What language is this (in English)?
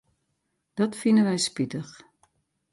Western Frisian